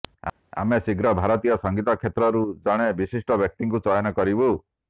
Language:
Odia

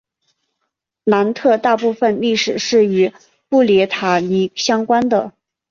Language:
Chinese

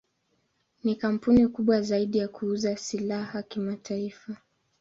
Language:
Swahili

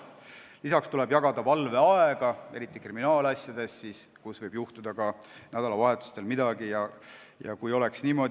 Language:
Estonian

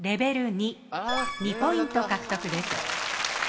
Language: Japanese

